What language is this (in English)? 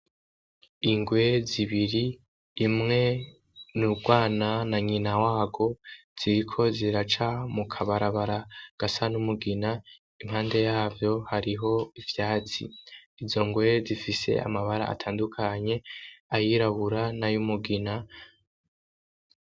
Rundi